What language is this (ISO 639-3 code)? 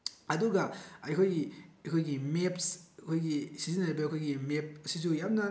mni